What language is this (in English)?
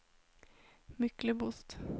Norwegian